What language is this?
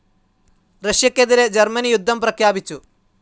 Malayalam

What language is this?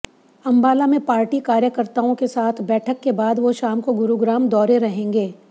Hindi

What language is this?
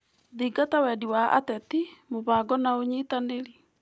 Kikuyu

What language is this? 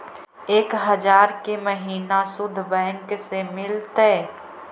Magahi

